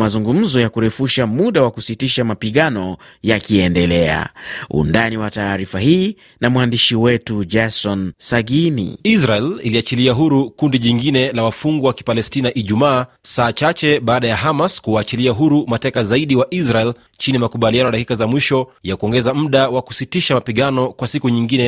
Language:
Swahili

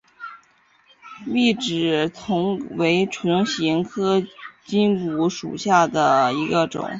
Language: Chinese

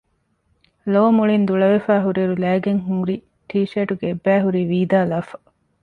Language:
Divehi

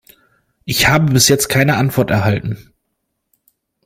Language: German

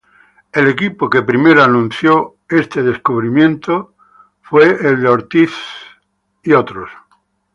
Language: Spanish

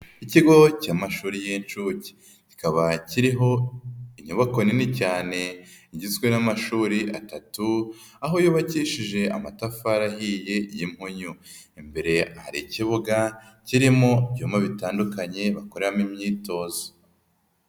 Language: Kinyarwanda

